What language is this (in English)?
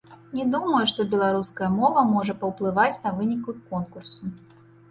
Belarusian